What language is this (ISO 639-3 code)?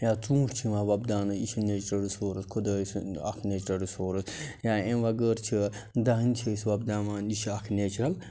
kas